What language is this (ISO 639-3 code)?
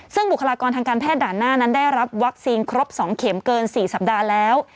tha